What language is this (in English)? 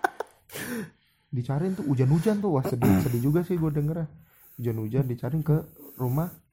Indonesian